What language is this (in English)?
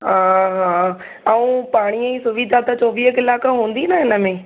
Sindhi